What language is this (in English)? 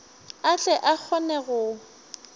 Northern Sotho